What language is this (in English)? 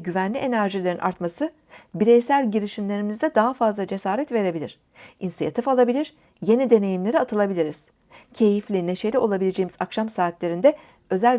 Turkish